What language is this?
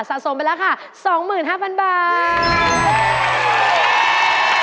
Thai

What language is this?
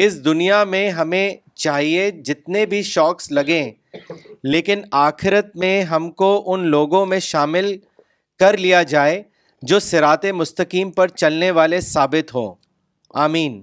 Urdu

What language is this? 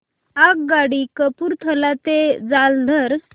Marathi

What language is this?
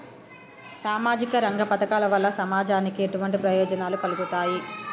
Telugu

